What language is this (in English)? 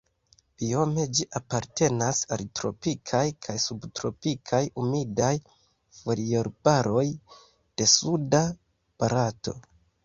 Esperanto